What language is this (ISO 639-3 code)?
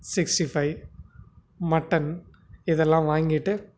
tam